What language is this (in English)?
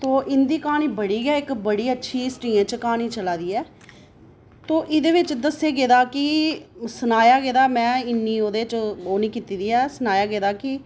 Dogri